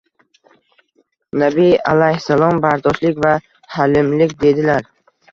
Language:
Uzbek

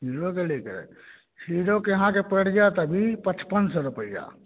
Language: Maithili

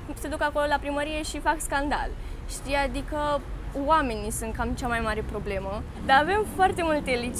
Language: Romanian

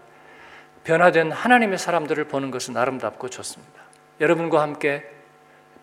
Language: Korean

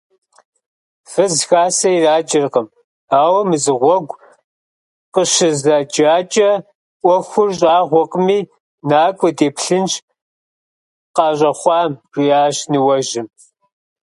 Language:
Kabardian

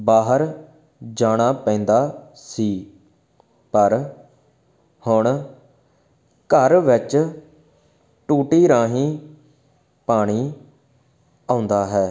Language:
Punjabi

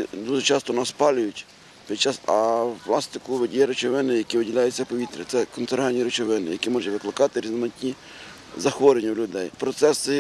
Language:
Ukrainian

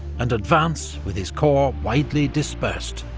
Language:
English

